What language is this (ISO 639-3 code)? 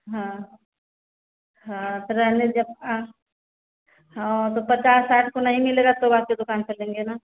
hin